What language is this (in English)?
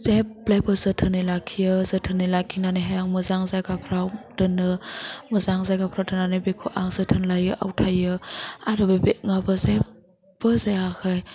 Bodo